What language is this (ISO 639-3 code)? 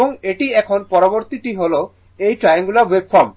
ben